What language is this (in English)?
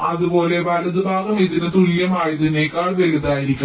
Malayalam